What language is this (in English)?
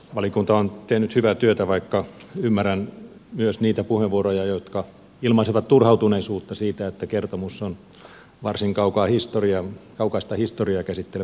Finnish